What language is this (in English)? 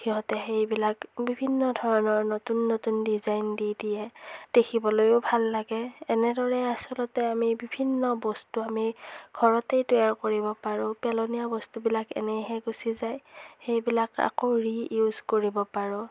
Assamese